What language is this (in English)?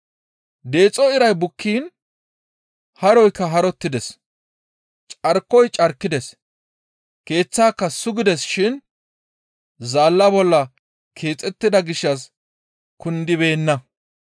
Gamo